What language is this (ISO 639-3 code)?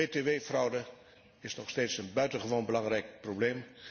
nld